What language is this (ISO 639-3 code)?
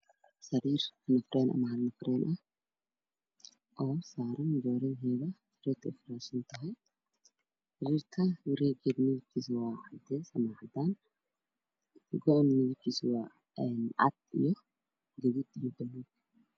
som